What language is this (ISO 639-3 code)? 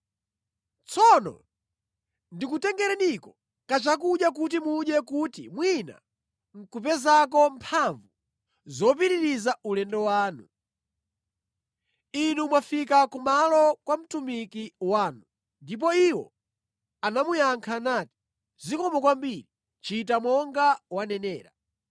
nya